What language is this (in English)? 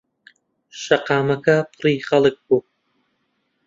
Central Kurdish